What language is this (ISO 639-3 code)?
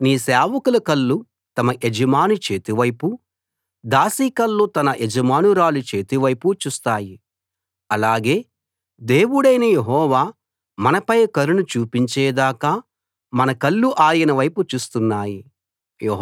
tel